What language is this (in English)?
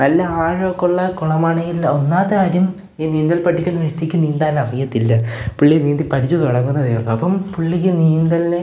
Malayalam